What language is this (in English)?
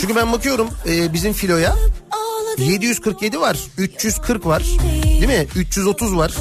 Turkish